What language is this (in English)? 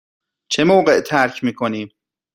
Persian